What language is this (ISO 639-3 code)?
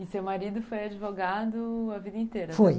por